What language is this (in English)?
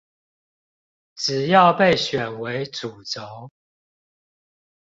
Chinese